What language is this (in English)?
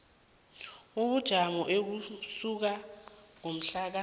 South Ndebele